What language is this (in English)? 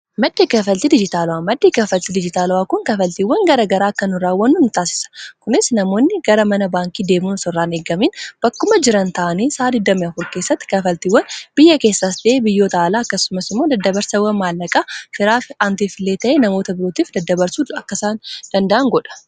Oromo